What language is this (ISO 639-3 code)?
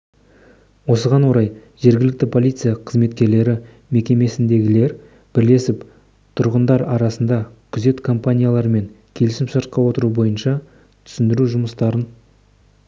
kaz